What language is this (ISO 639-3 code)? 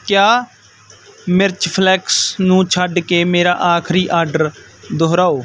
pan